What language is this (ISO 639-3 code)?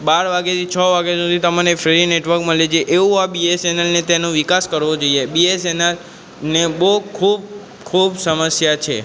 guj